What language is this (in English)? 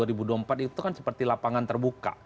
Indonesian